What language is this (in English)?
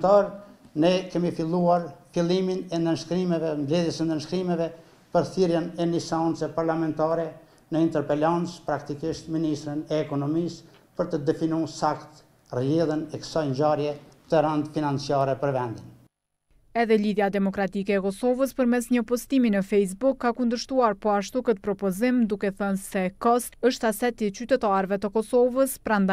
Romanian